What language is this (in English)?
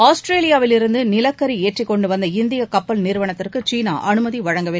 Tamil